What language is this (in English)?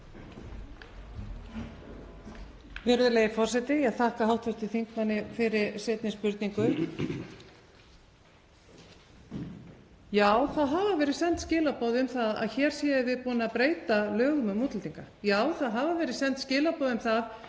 Icelandic